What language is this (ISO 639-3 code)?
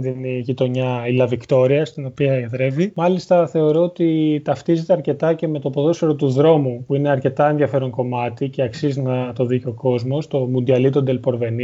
ell